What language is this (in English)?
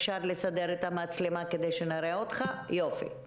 Hebrew